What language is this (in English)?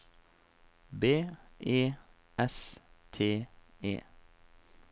Norwegian